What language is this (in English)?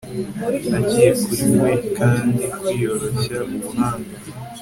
Kinyarwanda